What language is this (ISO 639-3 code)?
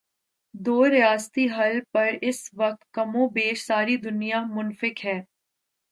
urd